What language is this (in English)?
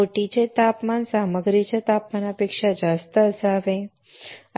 Marathi